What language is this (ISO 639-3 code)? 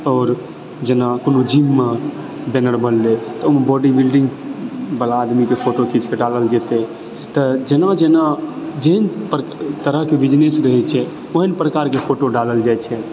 mai